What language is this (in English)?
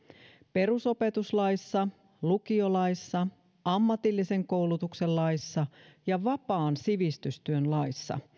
Finnish